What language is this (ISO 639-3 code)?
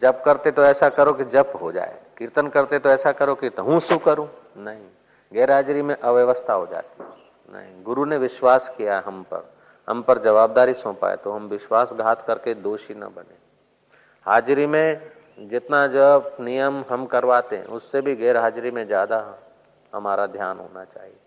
hin